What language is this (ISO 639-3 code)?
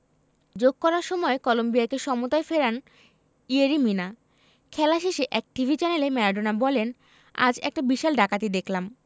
ben